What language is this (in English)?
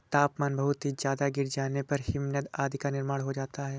Hindi